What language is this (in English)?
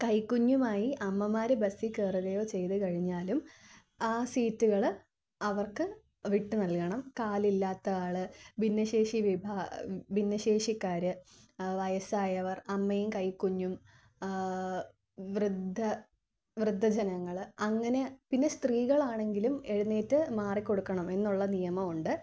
Malayalam